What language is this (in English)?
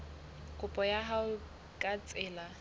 Southern Sotho